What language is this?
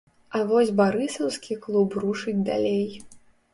Belarusian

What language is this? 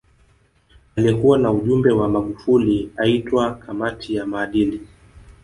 Swahili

